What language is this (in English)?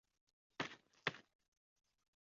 Chinese